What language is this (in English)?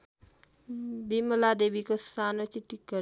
Nepali